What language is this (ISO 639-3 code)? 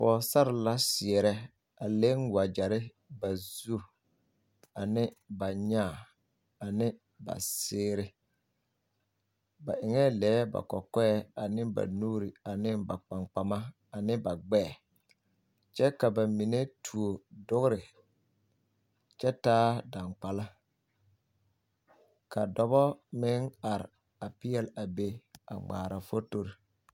dga